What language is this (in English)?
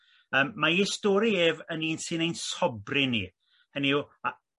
Welsh